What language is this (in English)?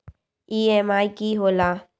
Magahi